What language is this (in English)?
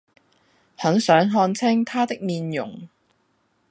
Cantonese